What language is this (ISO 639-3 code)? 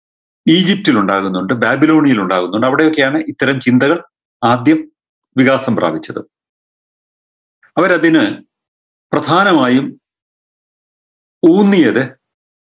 mal